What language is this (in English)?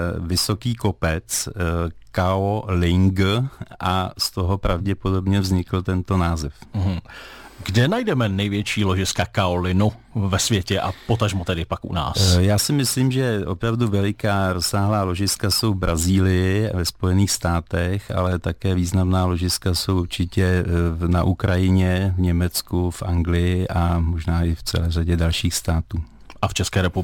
Czech